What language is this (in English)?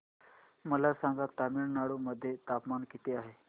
Marathi